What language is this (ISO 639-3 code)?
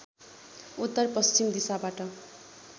nep